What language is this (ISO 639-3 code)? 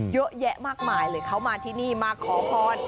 tha